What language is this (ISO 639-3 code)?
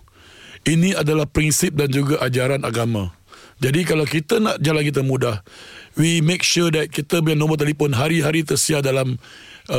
msa